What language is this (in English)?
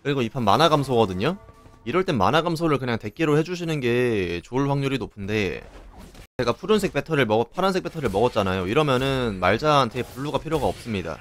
Korean